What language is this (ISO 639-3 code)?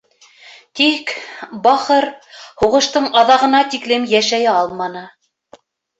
bak